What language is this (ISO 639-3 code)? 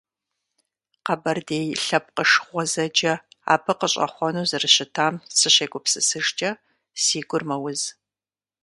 kbd